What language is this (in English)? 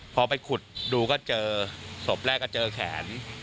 Thai